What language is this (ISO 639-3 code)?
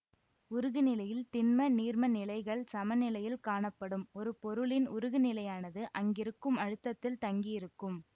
tam